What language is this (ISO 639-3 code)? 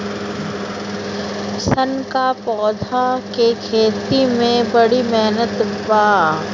bho